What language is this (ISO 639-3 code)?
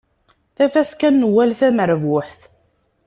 kab